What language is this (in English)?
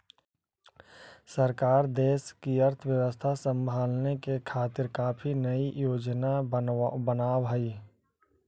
Magahi